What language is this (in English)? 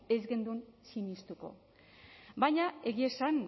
Basque